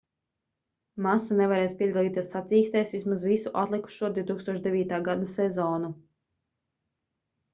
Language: Latvian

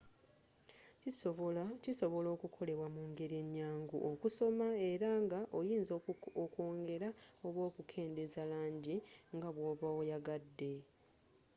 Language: Ganda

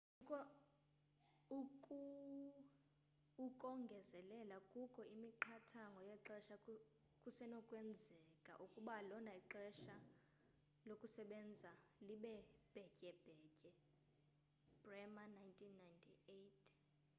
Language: Xhosa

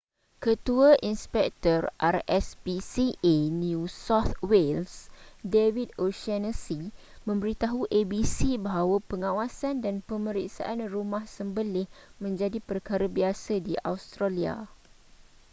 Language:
Malay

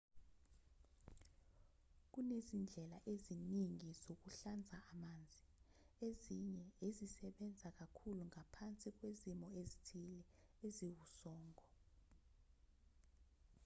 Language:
Zulu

